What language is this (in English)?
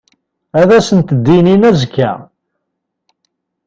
Kabyle